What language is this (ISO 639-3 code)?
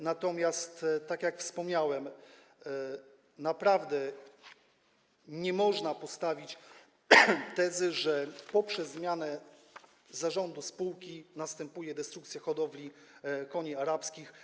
pol